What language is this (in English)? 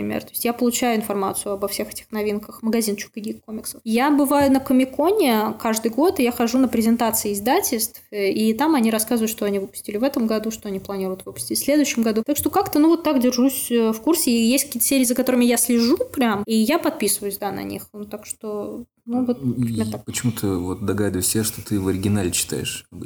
Russian